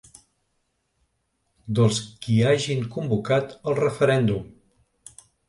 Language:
Catalan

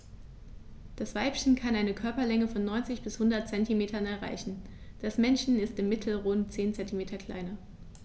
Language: German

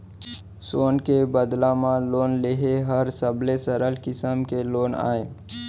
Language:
Chhattisgarhi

